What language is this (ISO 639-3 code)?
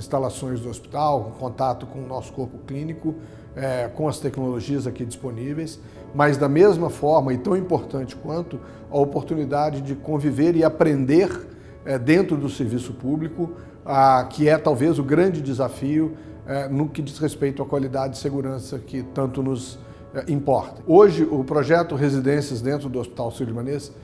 por